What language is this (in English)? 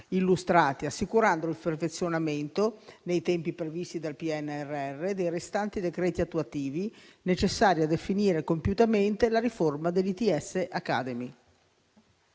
Italian